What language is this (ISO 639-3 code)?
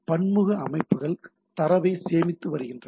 tam